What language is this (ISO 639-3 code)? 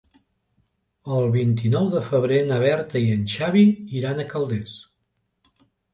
cat